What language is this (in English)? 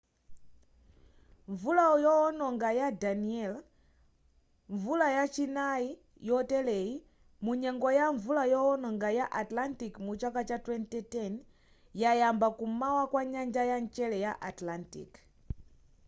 Nyanja